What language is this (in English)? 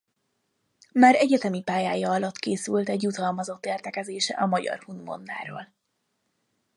Hungarian